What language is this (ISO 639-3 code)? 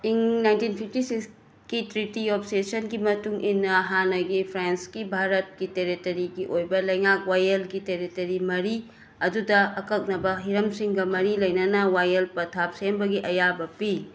mni